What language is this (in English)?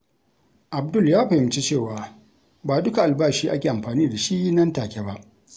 Hausa